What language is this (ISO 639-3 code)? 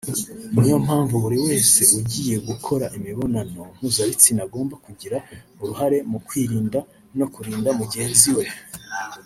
kin